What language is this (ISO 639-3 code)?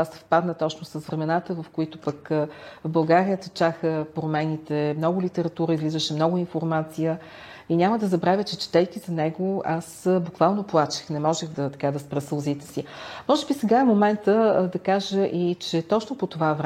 bul